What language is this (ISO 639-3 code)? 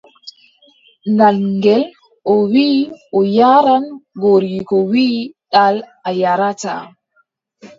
fub